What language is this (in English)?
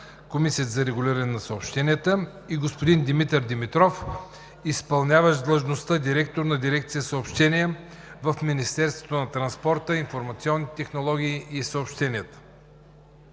Bulgarian